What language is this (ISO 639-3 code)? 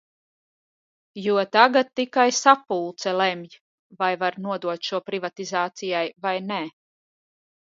lav